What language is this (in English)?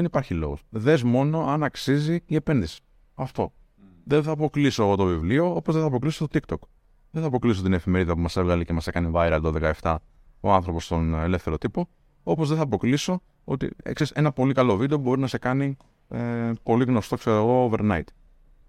Greek